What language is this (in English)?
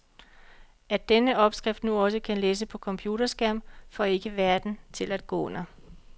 Danish